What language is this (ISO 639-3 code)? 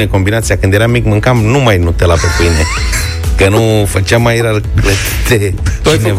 ron